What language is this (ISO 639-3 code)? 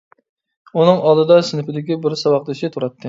uig